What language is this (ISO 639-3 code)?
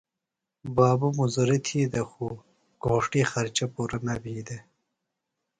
phl